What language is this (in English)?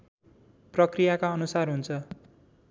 Nepali